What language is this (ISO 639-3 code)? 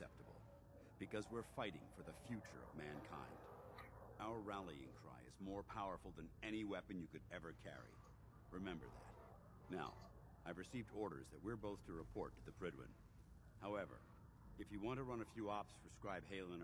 pol